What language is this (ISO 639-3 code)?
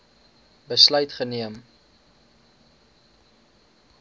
afr